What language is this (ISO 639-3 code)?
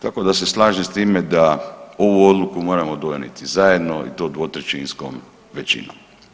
hrv